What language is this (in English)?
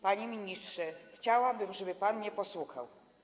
Polish